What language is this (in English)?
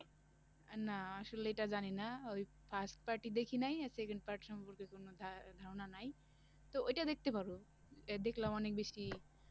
Bangla